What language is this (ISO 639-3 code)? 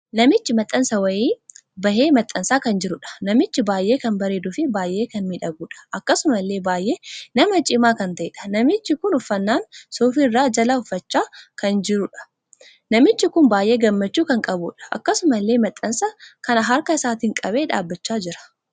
orm